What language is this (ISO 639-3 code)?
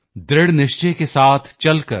pan